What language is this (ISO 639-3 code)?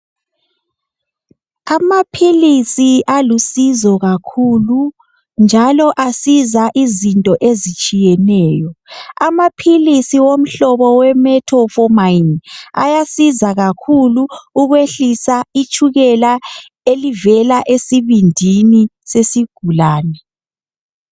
nde